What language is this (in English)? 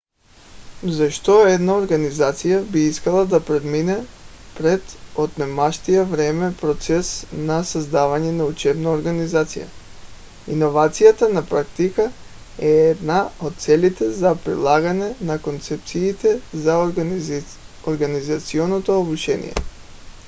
Bulgarian